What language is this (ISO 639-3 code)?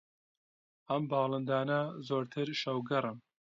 ckb